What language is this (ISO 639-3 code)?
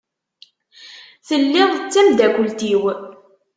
kab